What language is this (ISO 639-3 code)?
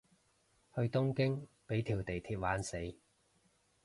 yue